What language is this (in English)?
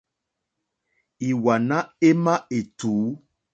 Mokpwe